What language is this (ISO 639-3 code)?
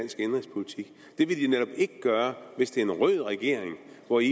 dan